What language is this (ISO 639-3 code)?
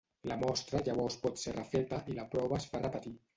cat